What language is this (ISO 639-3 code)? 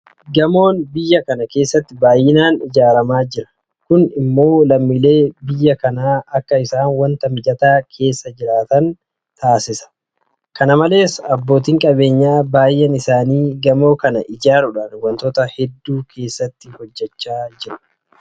orm